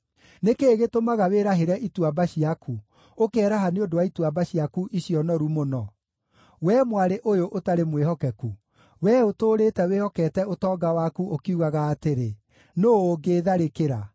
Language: Kikuyu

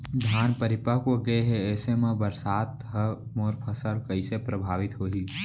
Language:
Chhattisgarhi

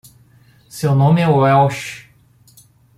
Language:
Portuguese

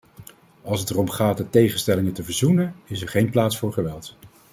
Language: Dutch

